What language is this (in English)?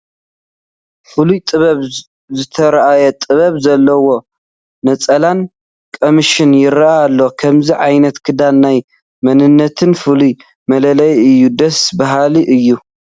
Tigrinya